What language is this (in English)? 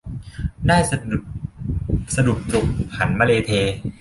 Thai